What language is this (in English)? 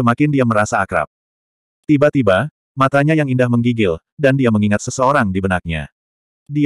Indonesian